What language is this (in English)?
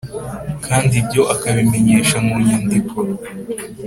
Kinyarwanda